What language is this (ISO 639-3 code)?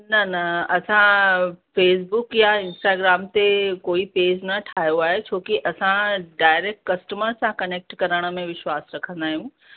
snd